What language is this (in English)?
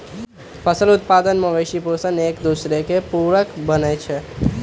Magahi